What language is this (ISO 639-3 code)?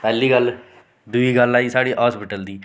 doi